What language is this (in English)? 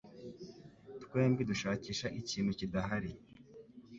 Kinyarwanda